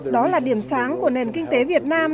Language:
Vietnamese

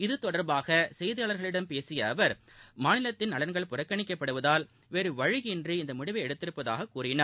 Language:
Tamil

